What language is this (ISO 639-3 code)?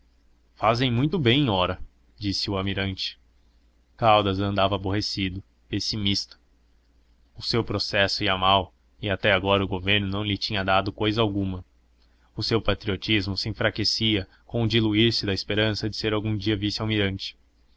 por